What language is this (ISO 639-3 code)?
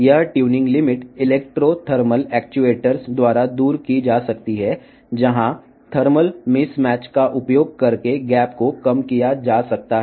tel